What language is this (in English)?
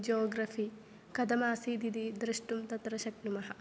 Sanskrit